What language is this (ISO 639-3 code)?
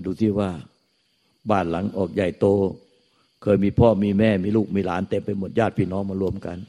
tha